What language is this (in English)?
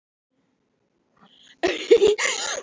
Icelandic